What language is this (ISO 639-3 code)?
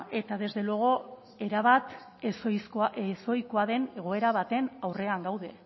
eus